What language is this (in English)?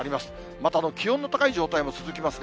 Japanese